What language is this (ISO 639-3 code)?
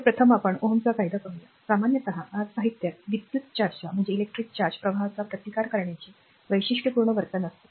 mar